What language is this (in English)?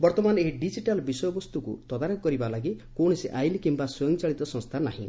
Odia